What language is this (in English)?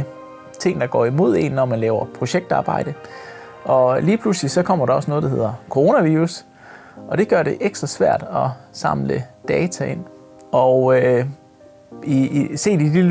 Danish